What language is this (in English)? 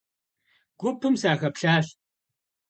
Kabardian